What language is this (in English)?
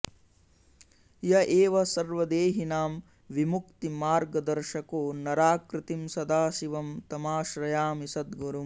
Sanskrit